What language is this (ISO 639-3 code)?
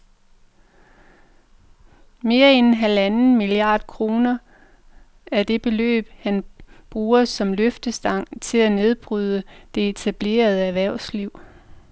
dan